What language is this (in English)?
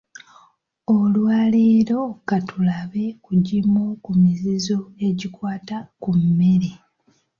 Ganda